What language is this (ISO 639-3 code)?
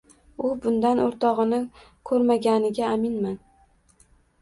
uzb